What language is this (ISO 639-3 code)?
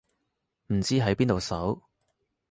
yue